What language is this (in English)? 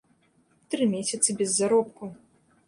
Belarusian